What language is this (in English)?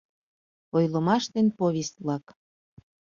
Mari